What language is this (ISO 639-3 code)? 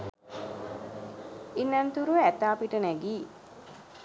sin